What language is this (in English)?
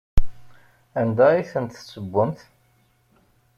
Kabyle